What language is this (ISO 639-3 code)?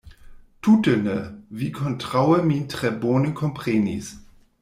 epo